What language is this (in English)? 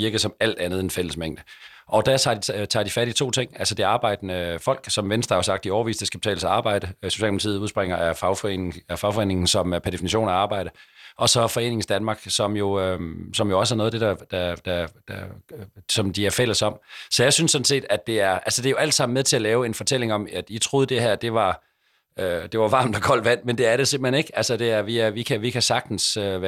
Danish